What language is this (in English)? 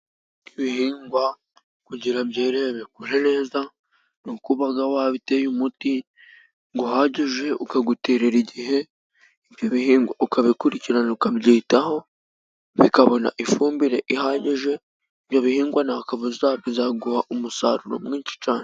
Kinyarwanda